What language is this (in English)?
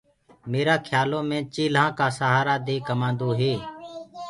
Gurgula